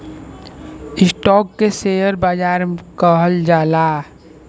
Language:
Bhojpuri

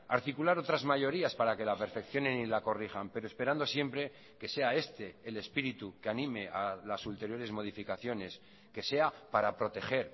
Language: Spanish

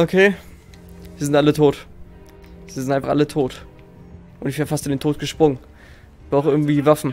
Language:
German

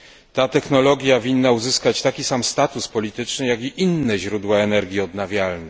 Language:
Polish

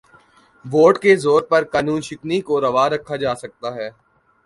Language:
Urdu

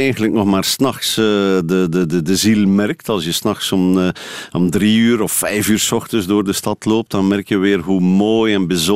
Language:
Dutch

